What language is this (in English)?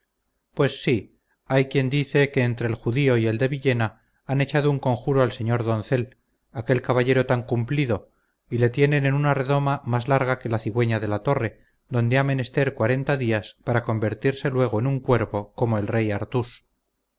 Spanish